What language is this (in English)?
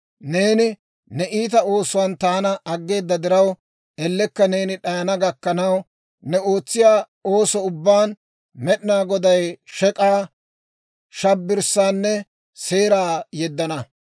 Dawro